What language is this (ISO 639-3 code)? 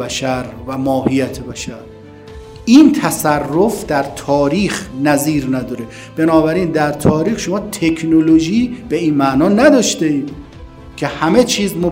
fas